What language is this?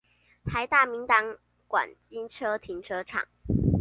Chinese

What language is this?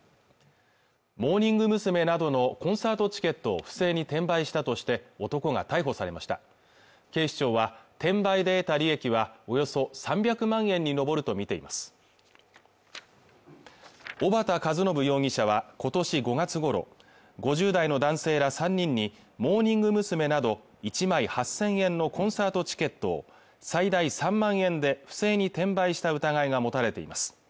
Japanese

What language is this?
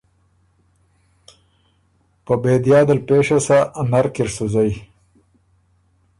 Ormuri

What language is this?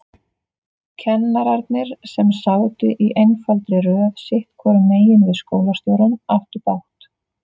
Icelandic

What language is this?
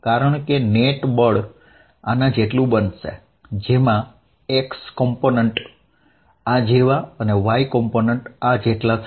Gujarati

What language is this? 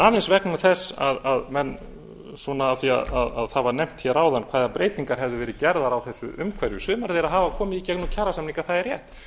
Icelandic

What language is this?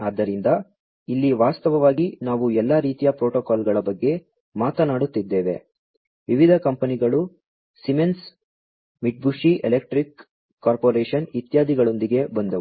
Kannada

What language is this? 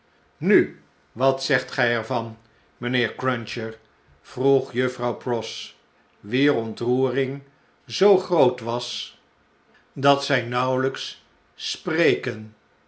Dutch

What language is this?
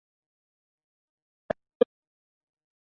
Chinese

